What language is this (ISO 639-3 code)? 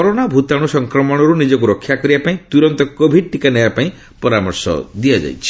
ori